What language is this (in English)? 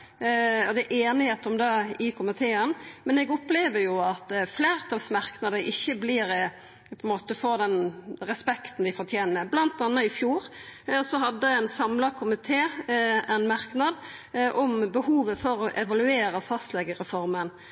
Norwegian Nynorsk